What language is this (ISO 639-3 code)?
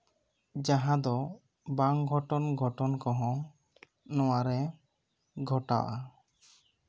sat